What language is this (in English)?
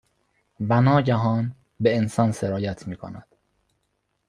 Persian